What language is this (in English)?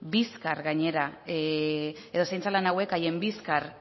Basque